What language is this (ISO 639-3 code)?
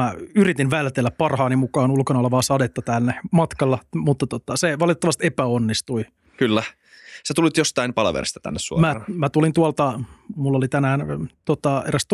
fin